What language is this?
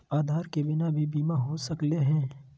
Magahi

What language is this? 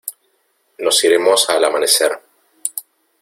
Spanish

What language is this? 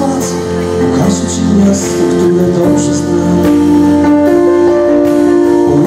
Polish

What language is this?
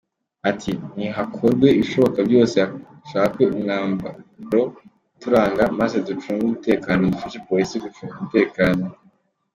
Kinyarwanda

